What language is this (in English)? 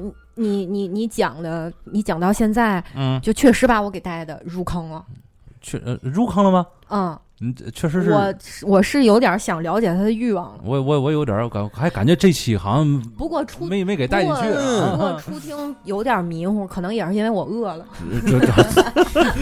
Chinese